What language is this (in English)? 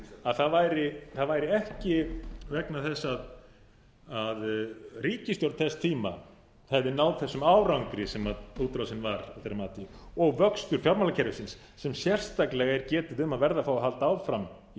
Icelandic